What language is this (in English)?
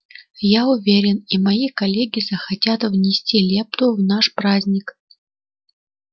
Russian